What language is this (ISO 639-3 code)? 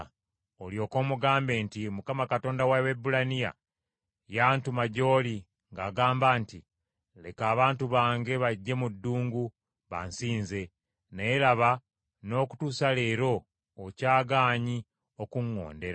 lug